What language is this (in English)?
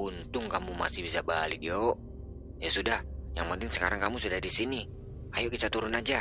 Indonesian